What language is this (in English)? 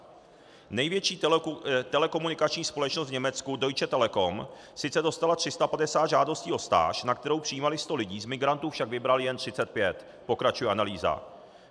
Czech